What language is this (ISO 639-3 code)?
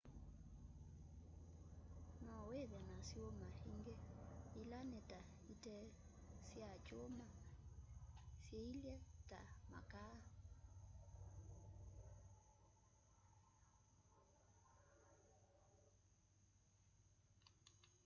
kam